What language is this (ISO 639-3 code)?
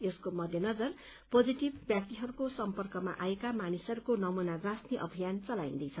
nep